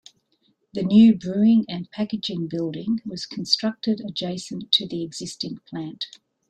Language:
English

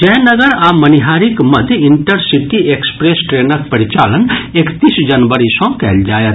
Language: Maithili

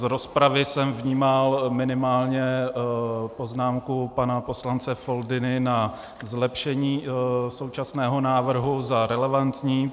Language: Czech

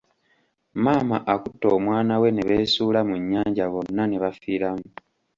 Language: Ganda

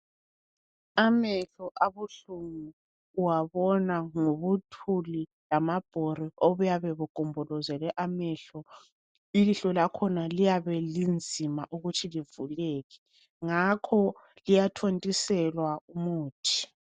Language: North Ndebele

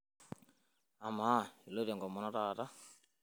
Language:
Masai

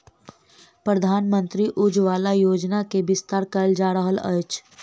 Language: Maithili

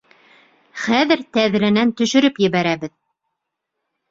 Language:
Bashkir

